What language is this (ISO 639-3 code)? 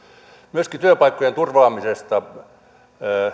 fin